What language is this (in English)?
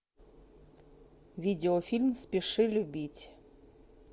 Russian